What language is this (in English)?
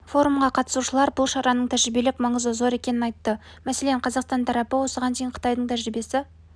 Kazakh